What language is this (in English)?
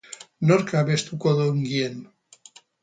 Basque